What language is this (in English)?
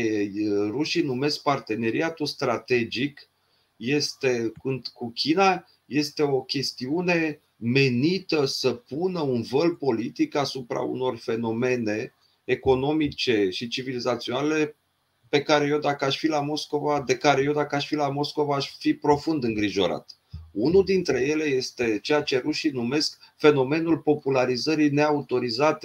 Romanian